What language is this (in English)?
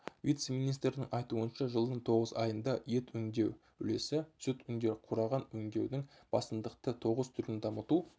Kazakh